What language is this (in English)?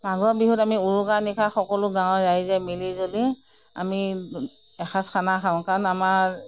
Assamese